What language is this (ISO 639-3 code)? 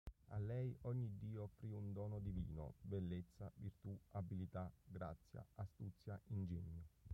ita